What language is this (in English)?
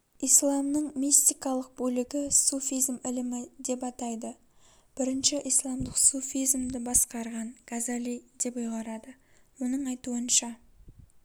Kazakh